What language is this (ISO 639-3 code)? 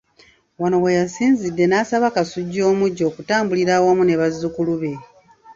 lug